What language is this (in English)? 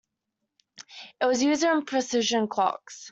English